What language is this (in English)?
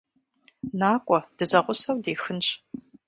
Kabardian